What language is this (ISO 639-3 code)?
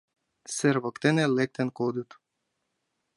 chm